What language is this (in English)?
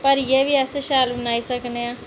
Dogri